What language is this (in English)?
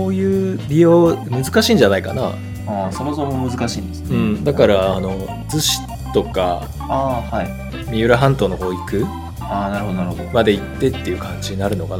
Japanese